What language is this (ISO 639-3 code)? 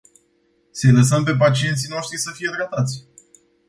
ron